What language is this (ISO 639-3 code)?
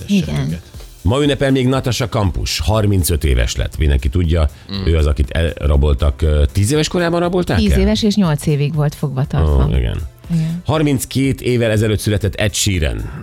hun